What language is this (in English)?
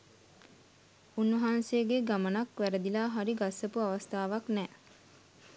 Sinhala